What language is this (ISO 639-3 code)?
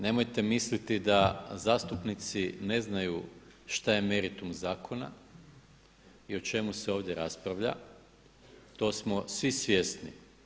hrv